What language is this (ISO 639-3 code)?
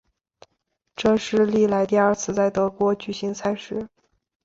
zho